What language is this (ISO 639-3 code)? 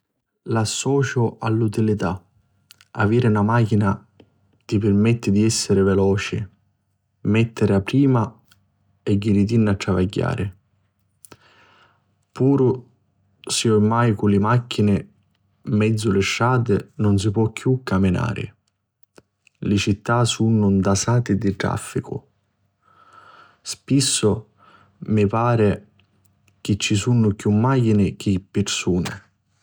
scn